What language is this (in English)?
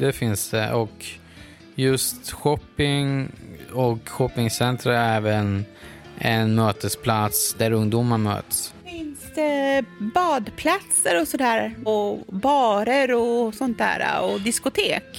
Swedish